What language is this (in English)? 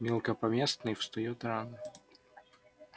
Russian